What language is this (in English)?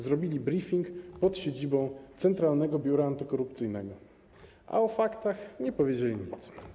Polish